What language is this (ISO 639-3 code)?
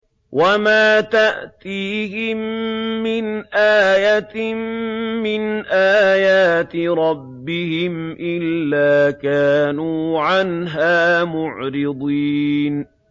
ara